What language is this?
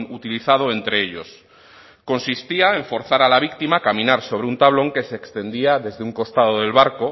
Spanish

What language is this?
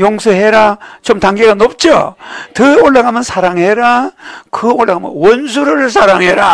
Korean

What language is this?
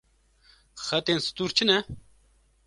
Kurdish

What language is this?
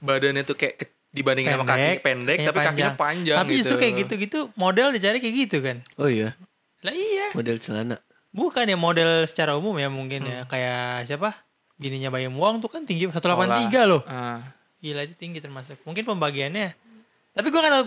Indonesian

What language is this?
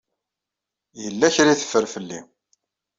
Kabyle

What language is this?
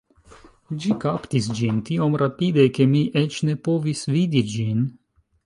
Esperanto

